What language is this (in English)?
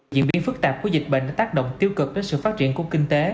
Vietnamese